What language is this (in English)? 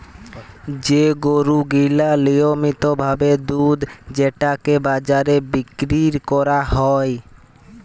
Bangla